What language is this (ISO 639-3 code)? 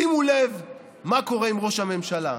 heb